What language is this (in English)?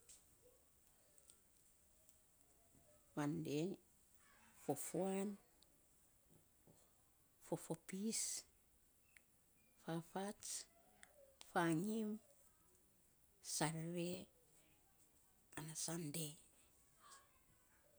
Saposa